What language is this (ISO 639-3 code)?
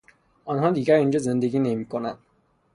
fas